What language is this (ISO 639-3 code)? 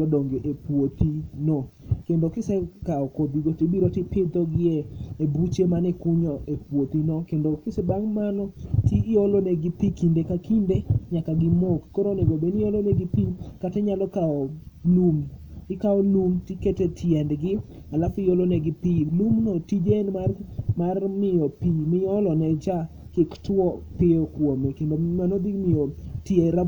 luo